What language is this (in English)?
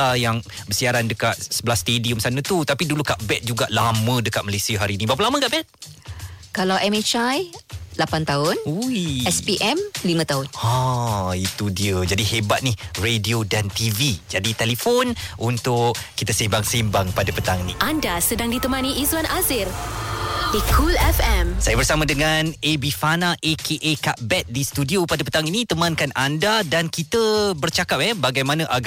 Malay